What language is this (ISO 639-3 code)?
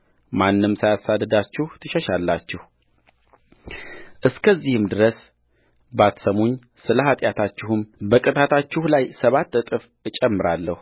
amh